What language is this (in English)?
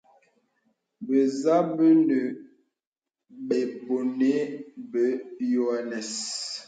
Bebele